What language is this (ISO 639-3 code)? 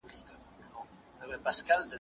pus